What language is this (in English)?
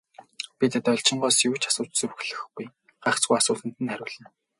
Mongolian